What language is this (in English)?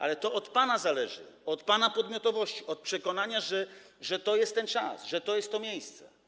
Polish